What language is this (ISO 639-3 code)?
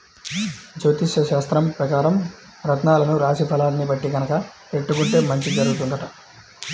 tel